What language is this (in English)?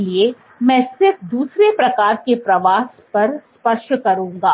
Hindi